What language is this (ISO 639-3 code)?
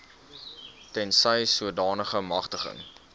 afr